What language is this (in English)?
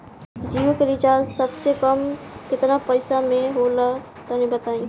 Bhojpuri